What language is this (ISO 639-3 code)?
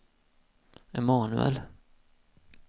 swe